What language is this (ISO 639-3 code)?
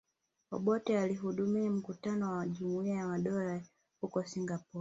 swa